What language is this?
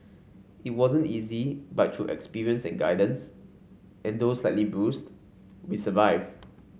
English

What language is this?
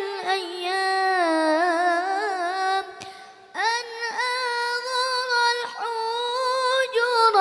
Arabic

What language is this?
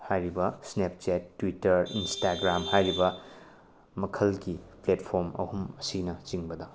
Manipuri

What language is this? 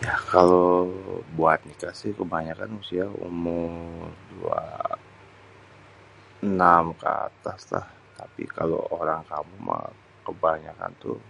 Betawi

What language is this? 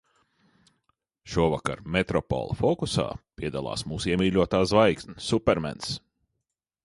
Latvian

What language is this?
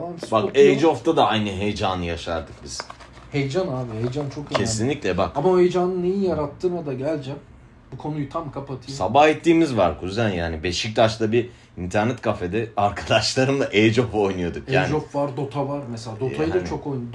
Turkish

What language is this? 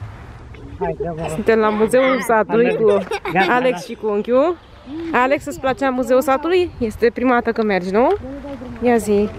Romanian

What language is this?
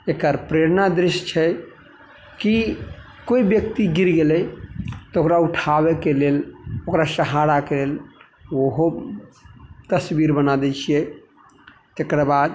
Maithili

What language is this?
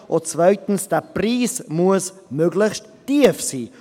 Swiss German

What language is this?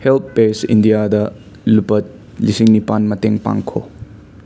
Manipuri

